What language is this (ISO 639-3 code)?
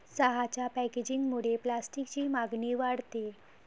mar